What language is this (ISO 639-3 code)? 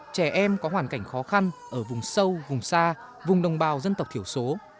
vie